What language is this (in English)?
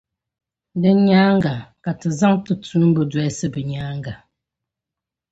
Dagbani